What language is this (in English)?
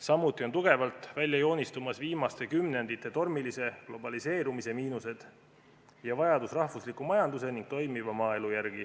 Estonian